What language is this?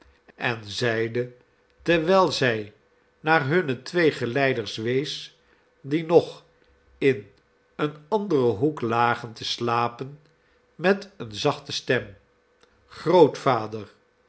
Dutch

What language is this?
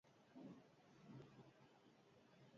Basque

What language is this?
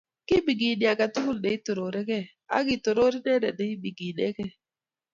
Kalenjin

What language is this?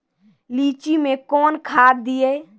Maithili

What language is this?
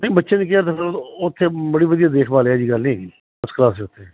Punjabi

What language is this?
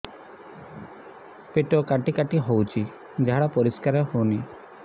Odia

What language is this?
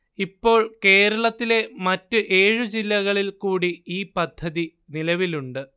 Malayalam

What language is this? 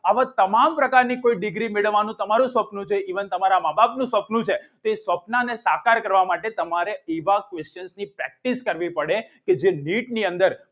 Gujarati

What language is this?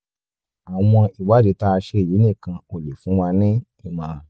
Yoruba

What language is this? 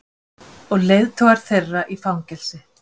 Icelandic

